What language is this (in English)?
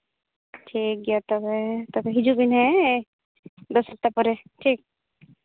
Santali